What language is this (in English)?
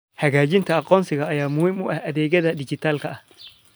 Somali